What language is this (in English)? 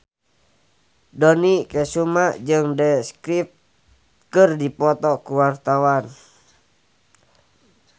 Sundanese